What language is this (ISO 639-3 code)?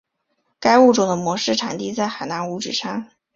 zho